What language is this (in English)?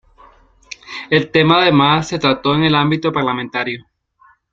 Spanish